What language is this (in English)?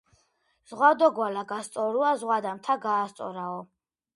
Georgian